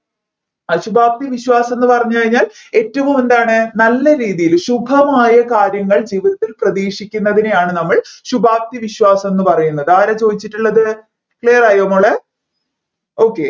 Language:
Malayalam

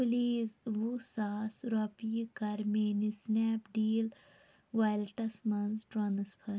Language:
Kashmiri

